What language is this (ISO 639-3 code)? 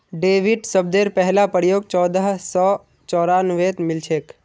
mag